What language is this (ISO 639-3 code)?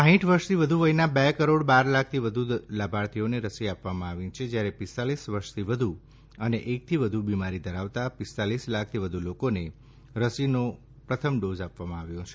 guj